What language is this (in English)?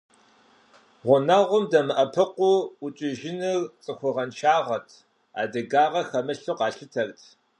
Kabardian